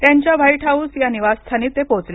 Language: Marathi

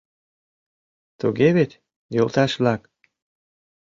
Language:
Mari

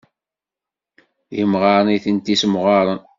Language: Kabyle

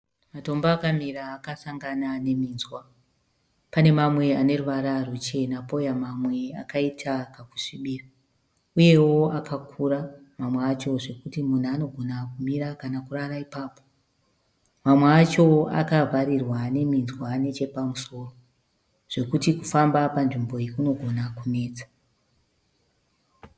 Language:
Shona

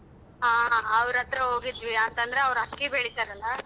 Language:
Kannada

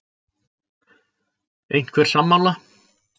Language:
Icelandic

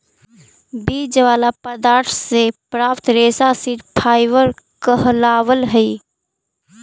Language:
Magahi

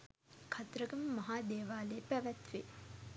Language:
Sinhala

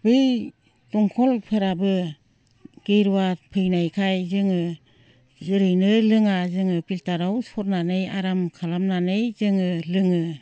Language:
Bodo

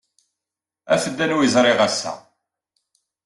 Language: Kabyle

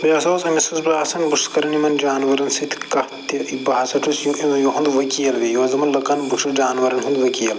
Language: Kashmiri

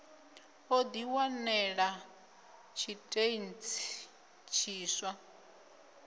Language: Venda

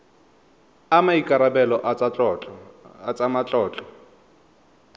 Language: Tswana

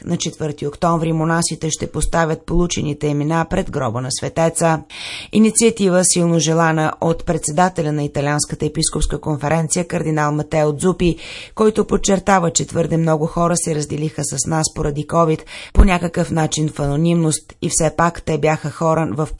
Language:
Bulgarian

